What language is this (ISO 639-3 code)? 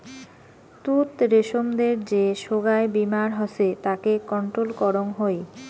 ben